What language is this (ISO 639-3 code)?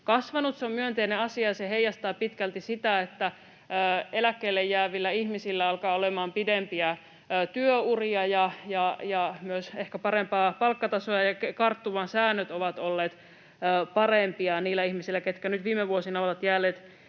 fin